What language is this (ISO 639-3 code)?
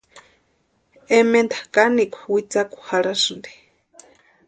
pua